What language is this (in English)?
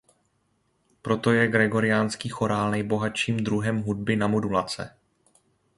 Czech